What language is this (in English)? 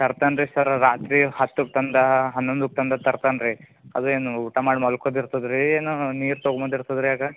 Kannada